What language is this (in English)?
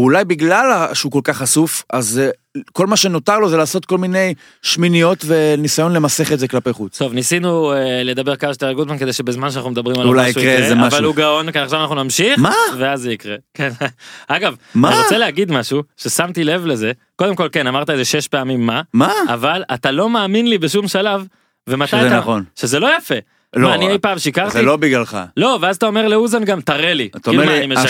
Hebrew